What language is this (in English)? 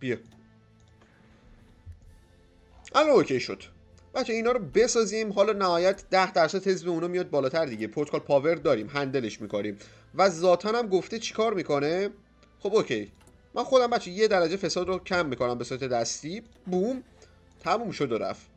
Persian